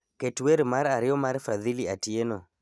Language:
Luo (Kenya and Tanzania)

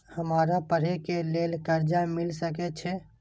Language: Maithili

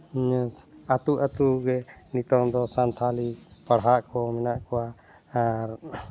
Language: Santali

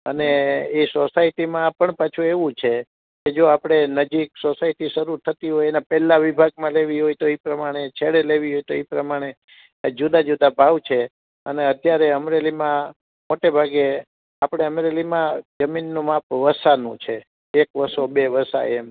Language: Gujarati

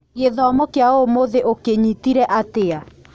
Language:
Kikuyu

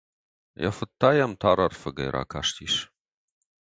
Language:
Ossetic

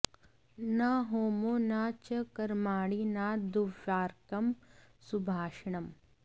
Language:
Sanskrit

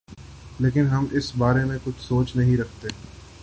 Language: Urdu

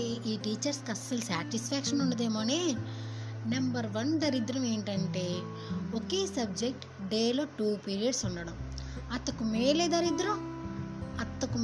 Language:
Telugu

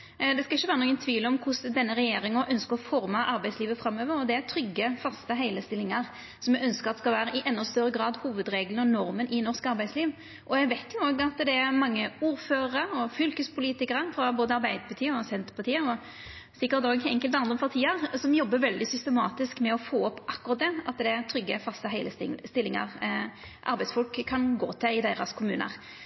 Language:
Norwegian Nynorsk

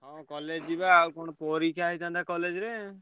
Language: Odia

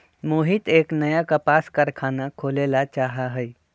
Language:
Magahi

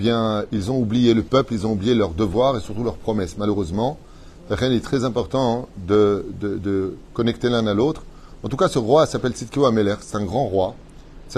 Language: French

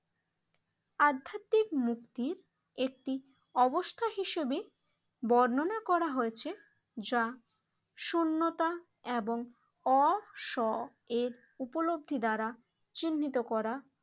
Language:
Bangla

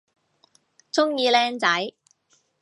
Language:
Cantonese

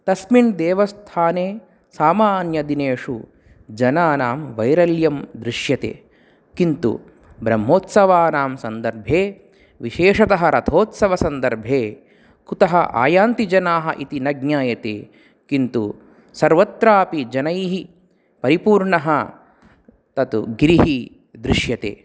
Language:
Sanskrit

